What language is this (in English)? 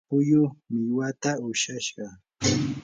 Yanahuanca Pasco Quechua